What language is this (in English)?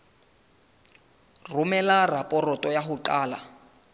Southern Sotho